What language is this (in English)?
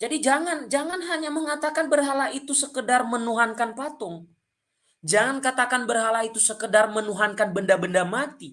Indonesian